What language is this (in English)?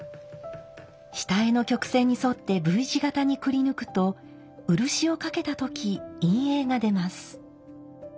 Japanese